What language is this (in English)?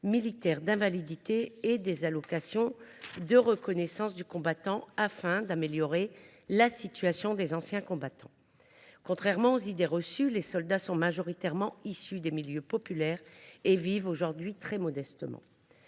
French